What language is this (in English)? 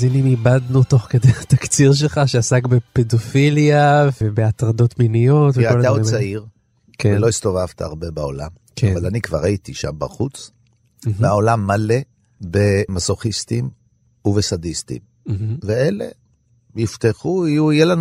Hebrew